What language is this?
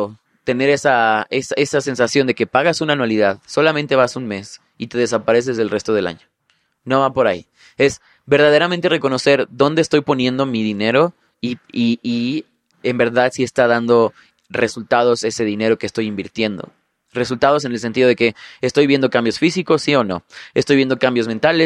Spanish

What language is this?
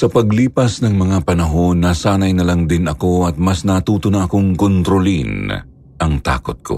Filipino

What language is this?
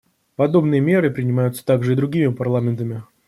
Russian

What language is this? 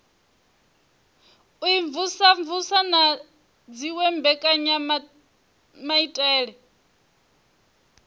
Venda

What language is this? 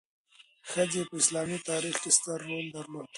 Pashto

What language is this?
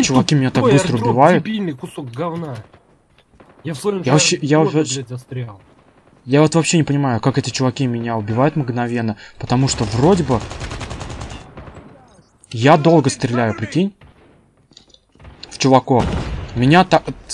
Russian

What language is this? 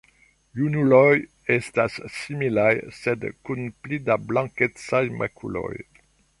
Esperanto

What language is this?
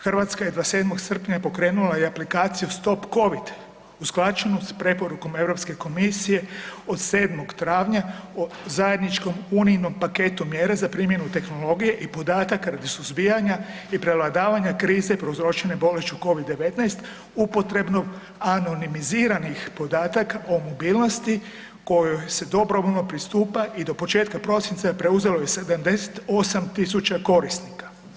Croatian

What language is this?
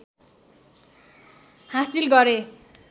Nepali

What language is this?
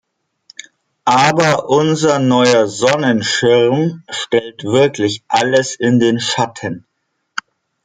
German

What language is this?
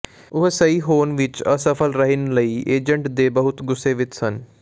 Punjabi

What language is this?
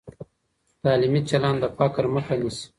Pashto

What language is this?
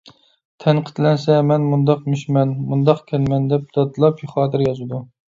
Uyghur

